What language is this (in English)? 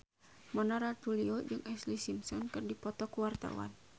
Sundanese